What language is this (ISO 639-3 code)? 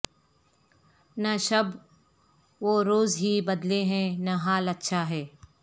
urd